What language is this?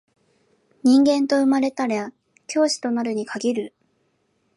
Japanese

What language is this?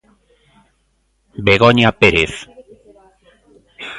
Galician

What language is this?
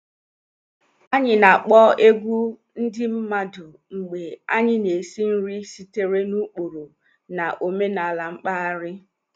Igbo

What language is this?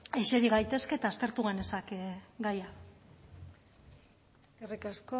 Basque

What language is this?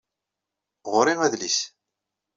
Kabyle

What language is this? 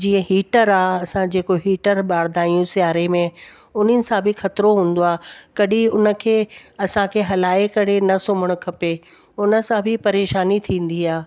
Sindhi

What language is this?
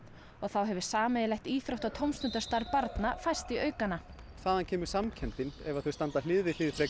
Icelandic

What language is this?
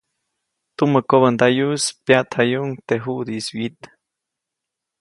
Copainalá Zoque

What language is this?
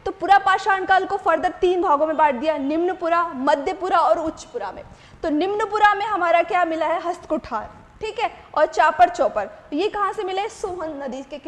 Hindi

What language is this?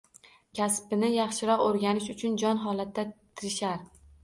Uzbek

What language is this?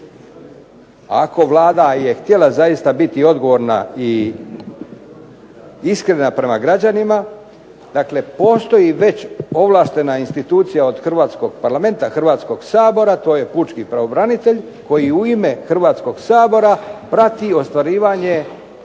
Croatian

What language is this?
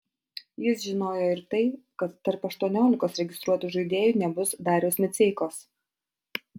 Lithuanian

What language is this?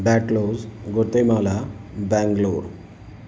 Sindhi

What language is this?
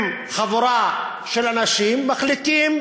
Hebrew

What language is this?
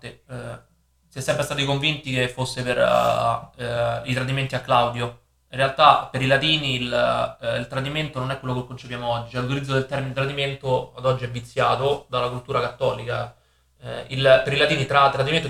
Italian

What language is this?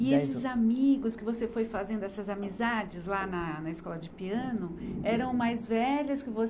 Portuguese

